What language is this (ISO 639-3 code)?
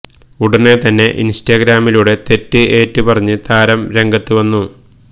mal